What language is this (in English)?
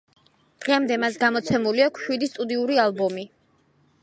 Georgian